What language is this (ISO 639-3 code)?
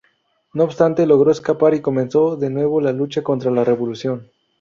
spa